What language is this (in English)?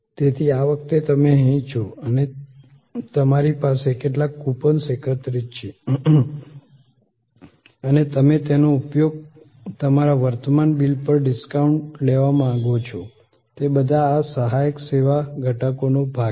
Gujarati